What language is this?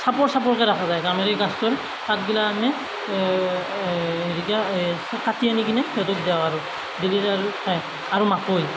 Assamese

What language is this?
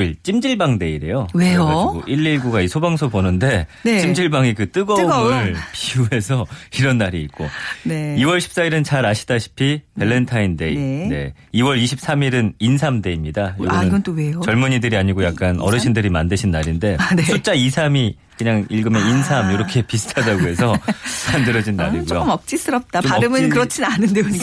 Korean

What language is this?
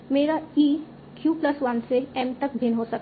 Hindi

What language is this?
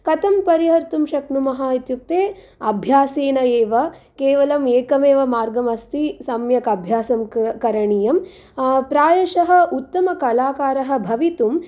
Sanskrit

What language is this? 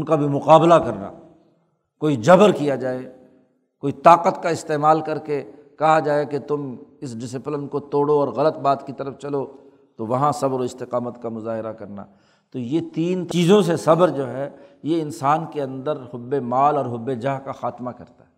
Urdu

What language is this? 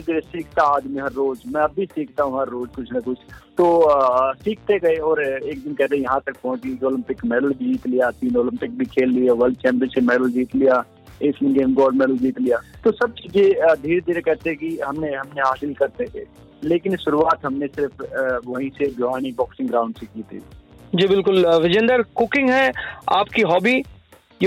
Hindi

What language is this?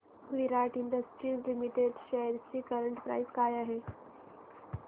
Marathi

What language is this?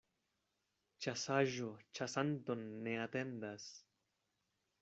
Esperanto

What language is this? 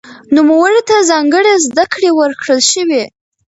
Pashto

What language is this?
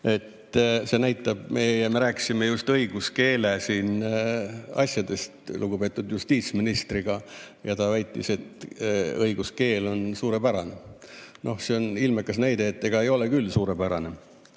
Estonian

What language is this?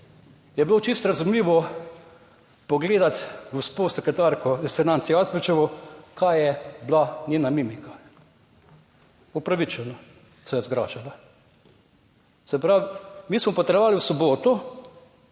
Slovenian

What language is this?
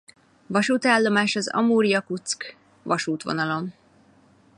Hungarian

